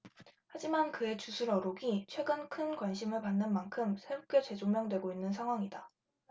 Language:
Korean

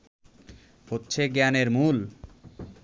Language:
Bangla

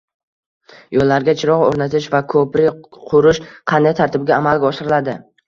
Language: Uzbek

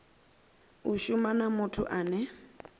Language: Venda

